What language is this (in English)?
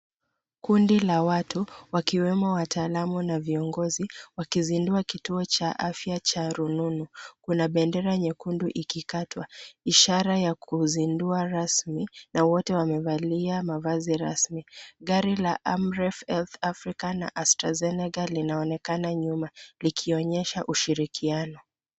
Swahili